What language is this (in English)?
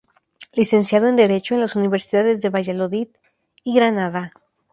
Spanish